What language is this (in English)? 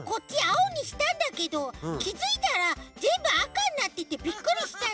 Japanese